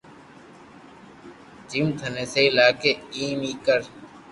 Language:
Loarki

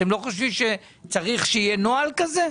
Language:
Hebrew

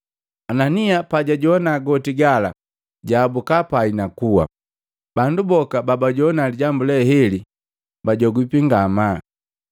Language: Matengo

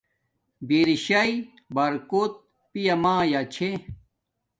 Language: Domaaki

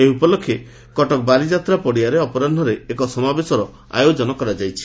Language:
Odia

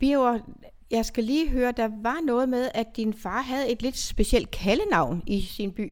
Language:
Danish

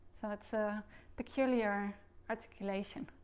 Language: English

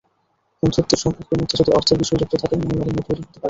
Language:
Bangla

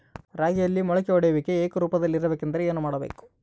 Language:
Kannada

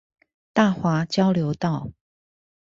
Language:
Chinese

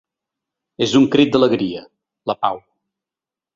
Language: Catalan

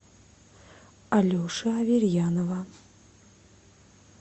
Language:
Russian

